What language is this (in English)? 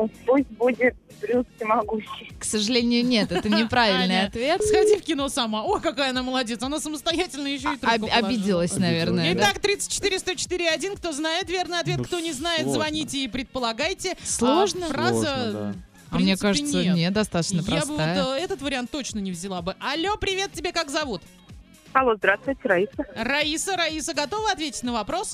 Russian